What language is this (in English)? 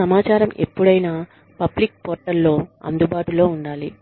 Telugu